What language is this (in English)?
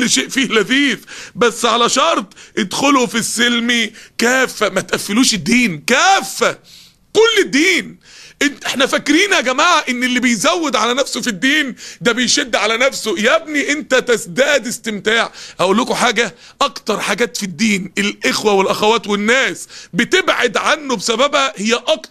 Arabic